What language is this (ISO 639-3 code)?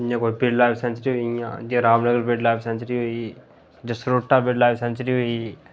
doi